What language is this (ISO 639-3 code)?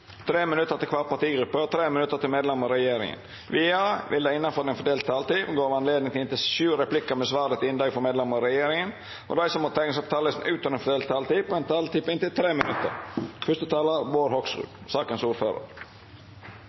nno